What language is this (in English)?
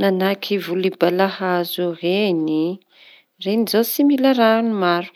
Tanosy Malagasy